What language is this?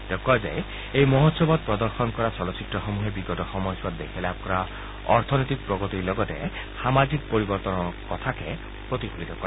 Assamese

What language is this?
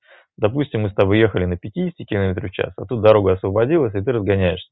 Russian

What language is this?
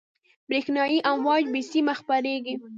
Pashto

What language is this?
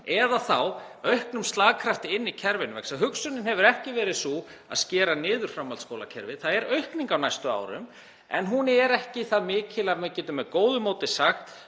Icelandic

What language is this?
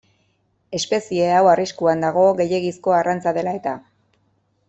Basque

